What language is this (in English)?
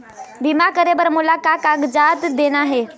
Chhattisgarhi